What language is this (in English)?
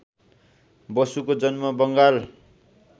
Nepali